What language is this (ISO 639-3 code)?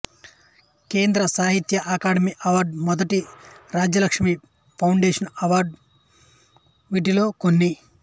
tel